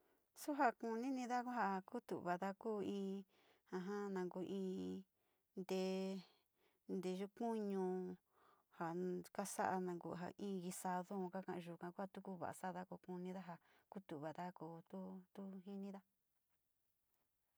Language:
Sinicahua Mixtec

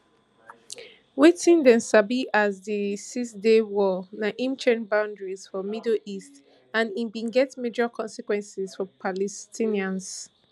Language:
Nigerian Pidgin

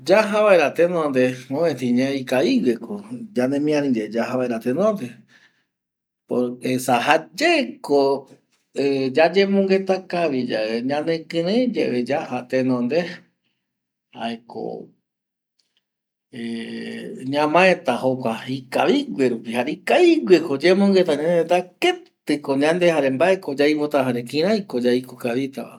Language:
Eastern Bolivian Guaraní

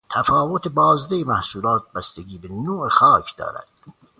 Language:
Persian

